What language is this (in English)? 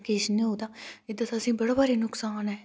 Dogri